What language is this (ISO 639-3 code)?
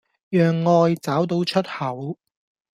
yue